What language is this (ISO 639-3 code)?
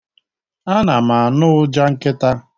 ibo